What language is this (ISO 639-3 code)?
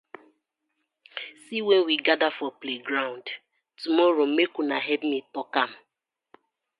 pcm